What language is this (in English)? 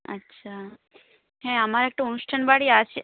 Bangla